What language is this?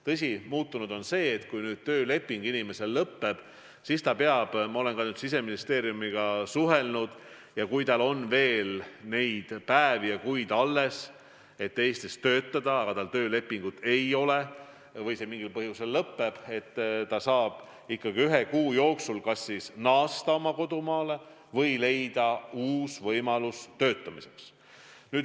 Estonian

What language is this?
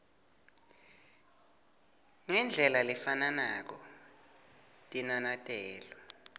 Swati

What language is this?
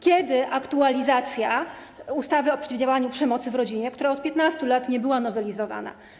Polish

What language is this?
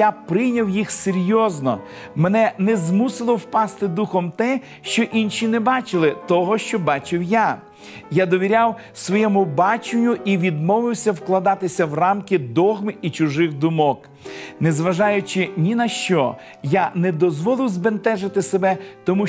Ukrainian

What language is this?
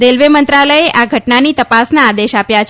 Gujarati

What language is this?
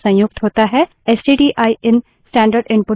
Hindi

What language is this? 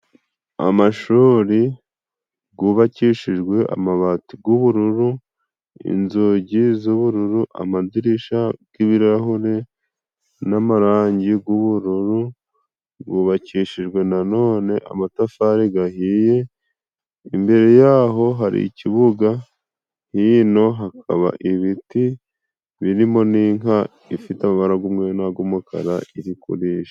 Kinyarwanda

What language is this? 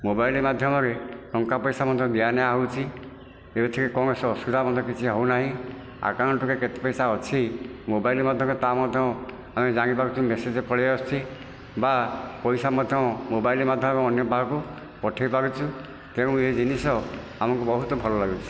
Odia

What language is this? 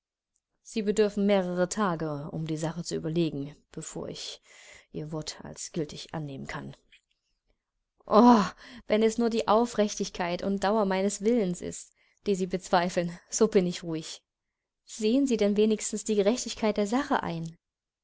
German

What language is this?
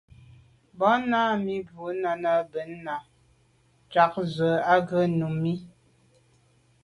Medumba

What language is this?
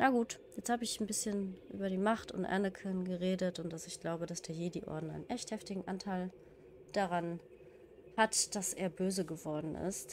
German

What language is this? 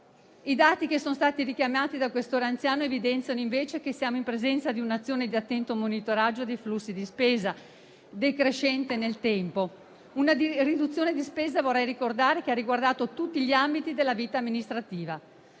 Italian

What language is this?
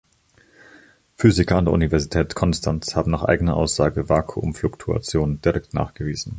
German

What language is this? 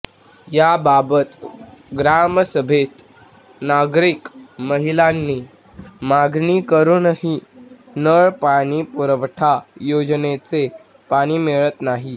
Marathi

